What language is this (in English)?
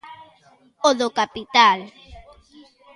Galician